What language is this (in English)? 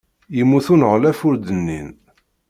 Kabyle